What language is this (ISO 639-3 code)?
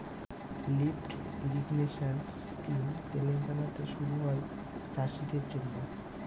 ben